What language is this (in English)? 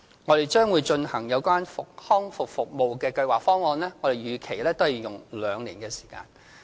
Cantonese